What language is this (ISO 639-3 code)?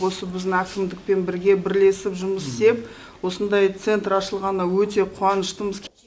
kaz